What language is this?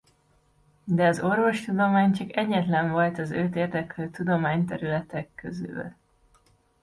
Hungarian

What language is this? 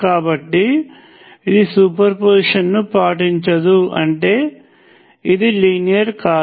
Telugu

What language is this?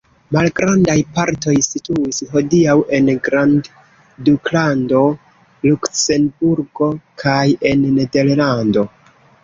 Esperanto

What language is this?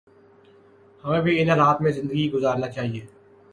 Urdu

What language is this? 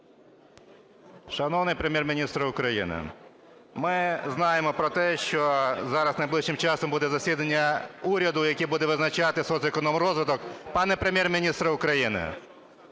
Ukrainian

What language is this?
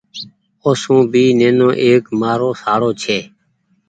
Goaria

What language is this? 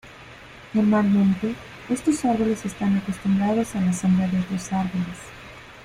Spanish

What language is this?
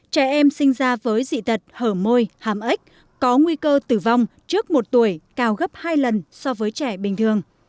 Vietnamese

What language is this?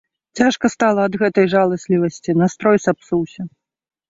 Belarusian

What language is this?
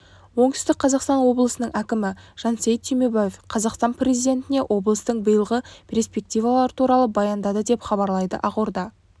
Kazakh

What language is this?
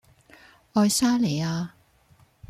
Cantonese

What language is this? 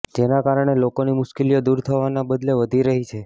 Gujarati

